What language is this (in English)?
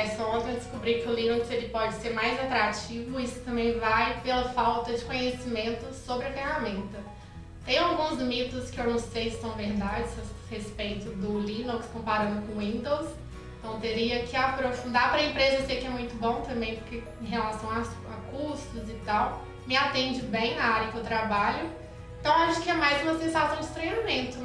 Portuguese